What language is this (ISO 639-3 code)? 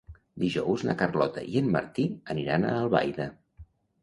cat